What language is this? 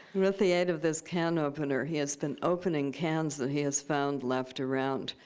English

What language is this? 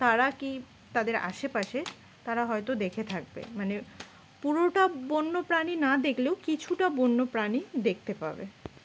Bangla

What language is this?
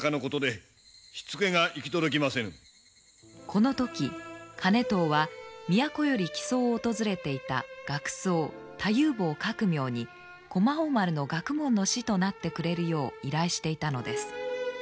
Japanese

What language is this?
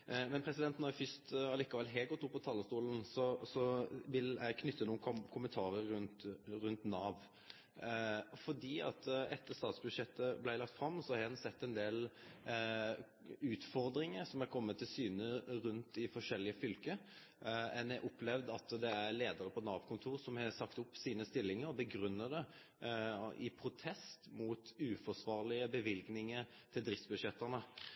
Norwegian Nynorsk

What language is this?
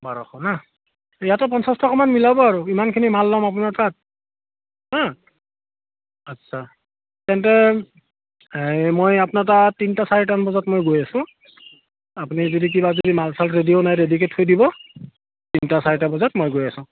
Assamese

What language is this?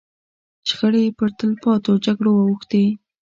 Pashto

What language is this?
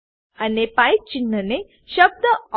Gujarati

